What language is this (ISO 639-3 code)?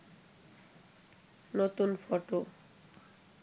ben